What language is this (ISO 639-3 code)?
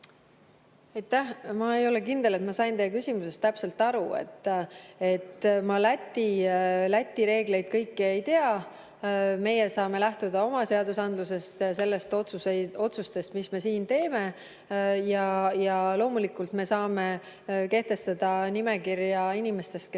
est